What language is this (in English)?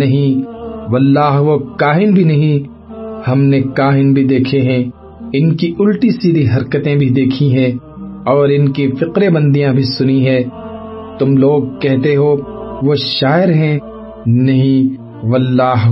Urdu